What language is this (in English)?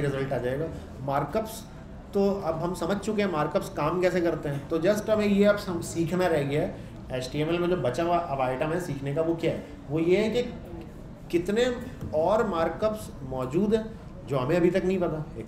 Hindi